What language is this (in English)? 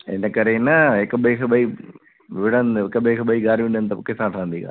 Sindhi